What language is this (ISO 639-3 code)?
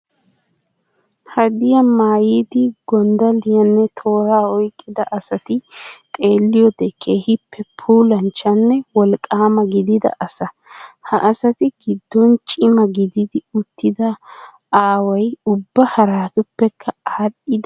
wal